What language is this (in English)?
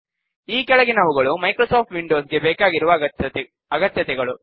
Kannada